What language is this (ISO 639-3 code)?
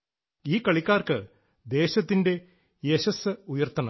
mal